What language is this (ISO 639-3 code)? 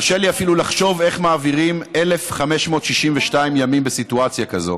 heb